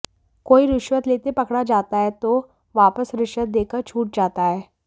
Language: Hindi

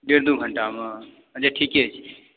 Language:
Maithili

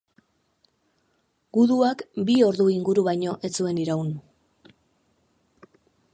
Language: Basque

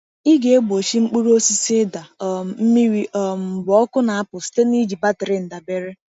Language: Igbo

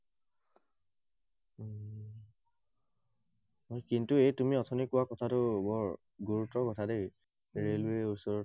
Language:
Assamese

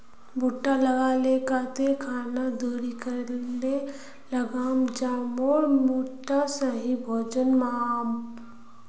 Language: Magahi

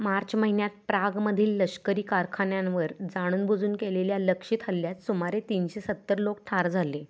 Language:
Marathi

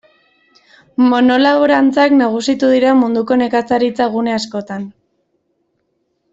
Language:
Basque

